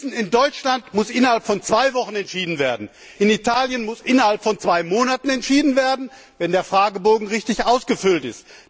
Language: German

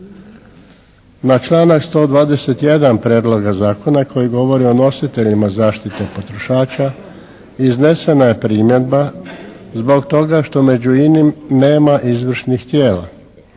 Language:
Croatian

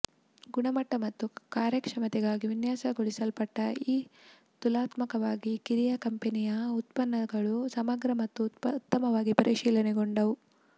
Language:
Kannada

